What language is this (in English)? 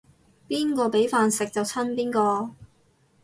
Cantonese